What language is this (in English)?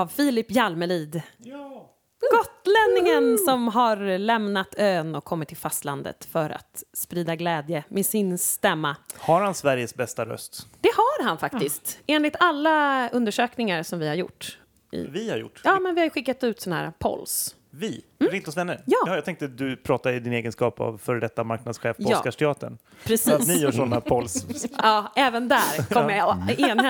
Swedish